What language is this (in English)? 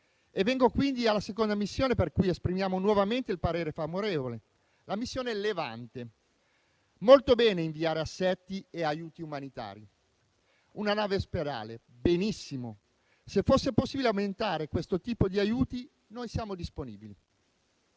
Italian